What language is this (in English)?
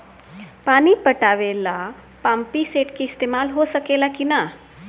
Bhojpuri